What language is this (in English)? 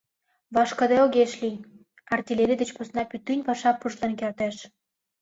Mari